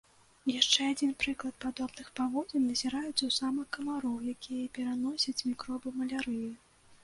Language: Belarusian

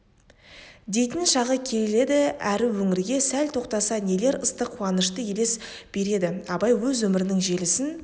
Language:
Kazakh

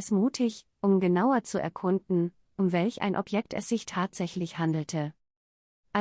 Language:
German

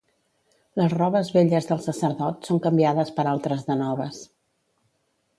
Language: Catalan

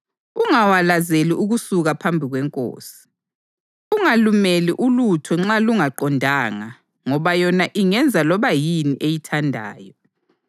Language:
North Ndebele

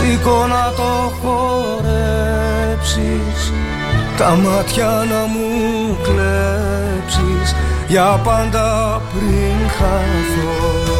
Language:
Greek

